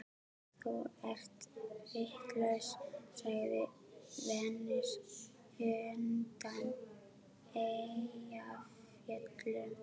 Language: Icelandic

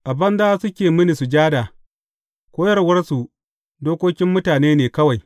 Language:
Hausa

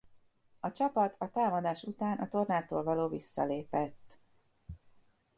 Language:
Hungarian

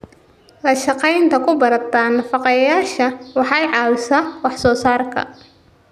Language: Somali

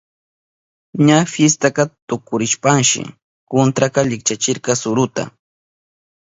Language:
Southern Pastaza Quechua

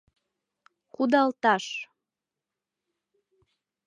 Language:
Mari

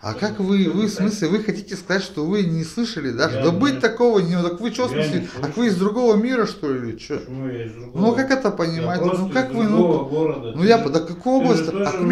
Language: Russian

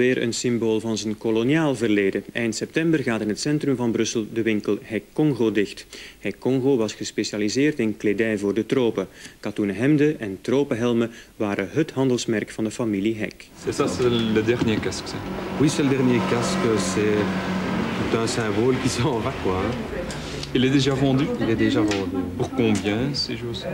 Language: Dutch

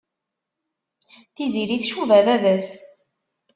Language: Kabyle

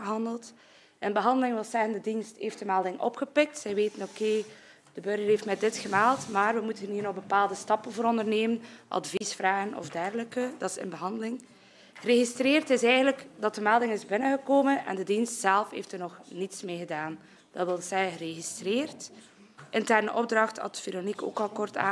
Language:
Dutch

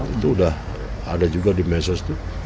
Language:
Indonesian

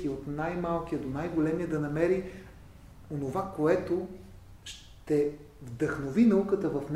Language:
Bulgarian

